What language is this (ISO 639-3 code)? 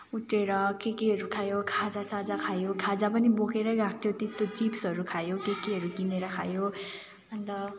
nep